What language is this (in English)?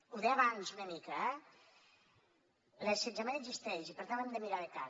Catalan